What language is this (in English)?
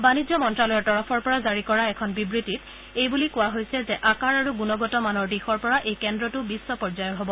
Assamese